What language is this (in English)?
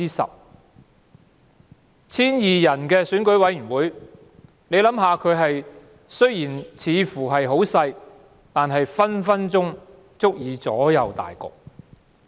Cantonese